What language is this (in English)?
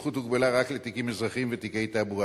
Hebrew